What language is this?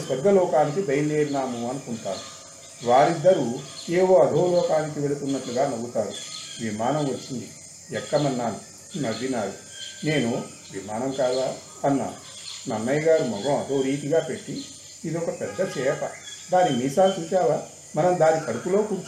Telugu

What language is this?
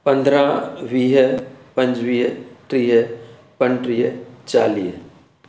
Sindhi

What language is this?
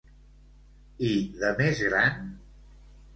Catalan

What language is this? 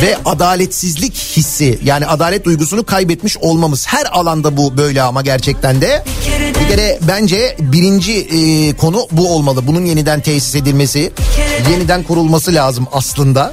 Turkish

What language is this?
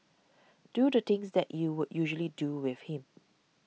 English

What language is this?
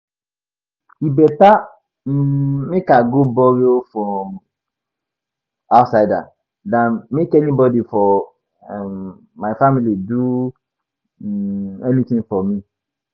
Nigerian Pidgin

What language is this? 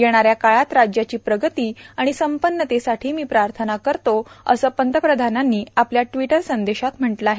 Marathi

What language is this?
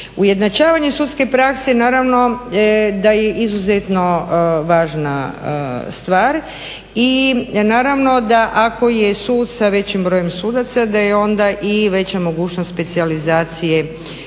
Croatian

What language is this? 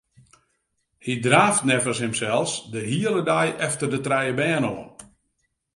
Western Frisian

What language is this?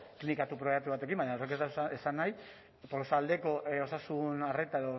Basque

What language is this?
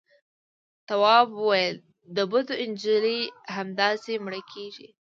Pashto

